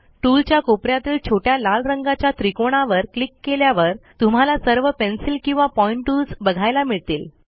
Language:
Marathi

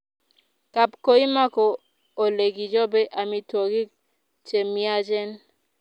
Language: Kalenjin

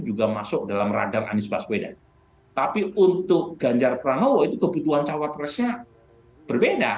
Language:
Indonesian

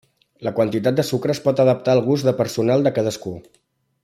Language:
Catalan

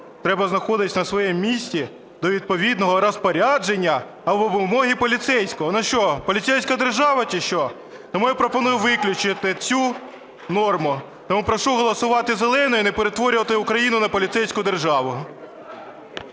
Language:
Ukrainian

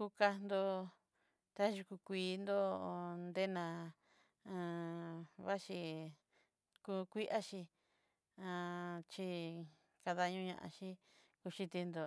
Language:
Southeastern Nochixtlán Mixtec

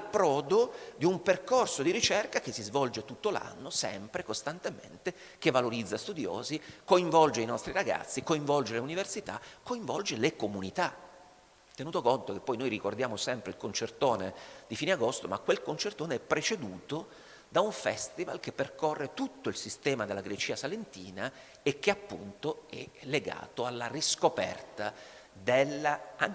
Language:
Italian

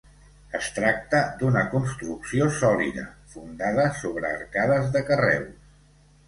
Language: Catalan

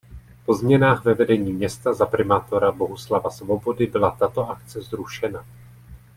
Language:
Czech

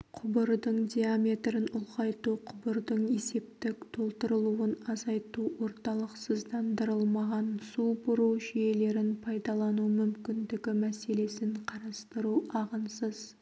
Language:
Kazakh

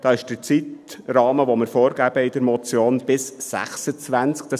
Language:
Swiss German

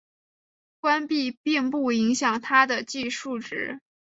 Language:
Chinese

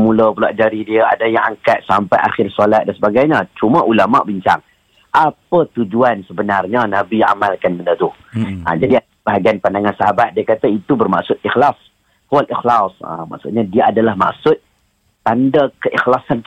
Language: Malay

